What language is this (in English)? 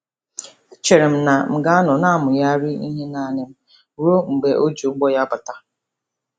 Igbo